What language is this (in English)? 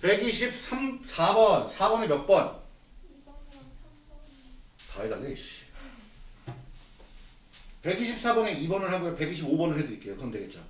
Korean